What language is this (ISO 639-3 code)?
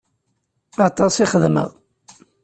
kab